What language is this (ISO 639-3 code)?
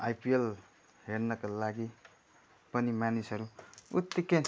nep